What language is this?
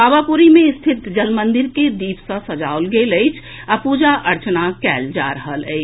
Maithili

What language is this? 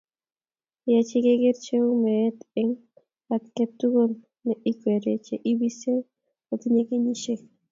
Kalenjin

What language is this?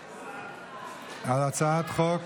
Hebrew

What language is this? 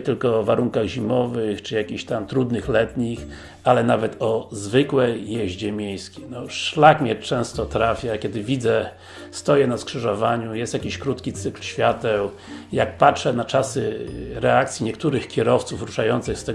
Polish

